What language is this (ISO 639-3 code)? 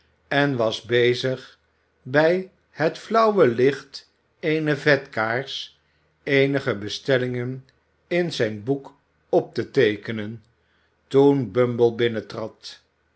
nld